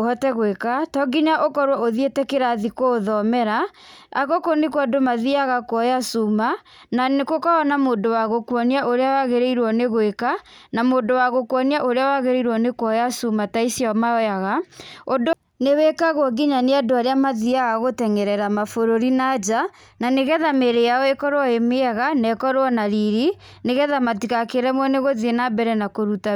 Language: Kikuyu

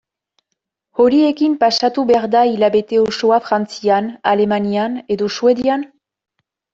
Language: Basque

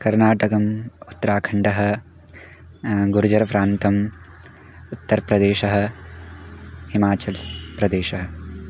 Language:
Sanskrit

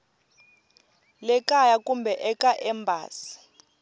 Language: Tsonga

